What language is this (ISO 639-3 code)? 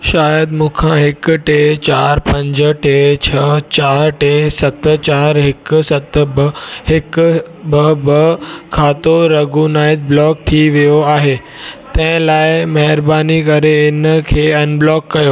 snd